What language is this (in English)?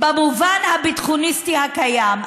Hebrew